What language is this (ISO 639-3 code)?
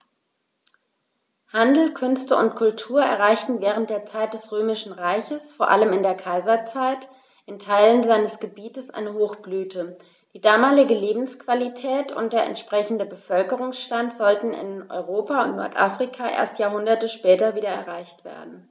deu